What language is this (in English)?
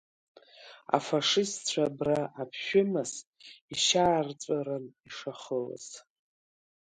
Abkhazian